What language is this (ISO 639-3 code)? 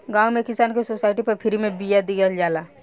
bho